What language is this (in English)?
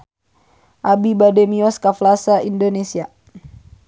Sundanese